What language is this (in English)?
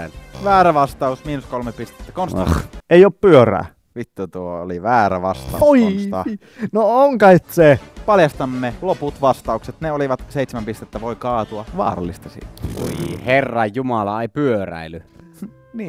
Finnish